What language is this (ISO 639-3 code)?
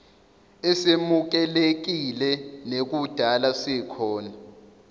zul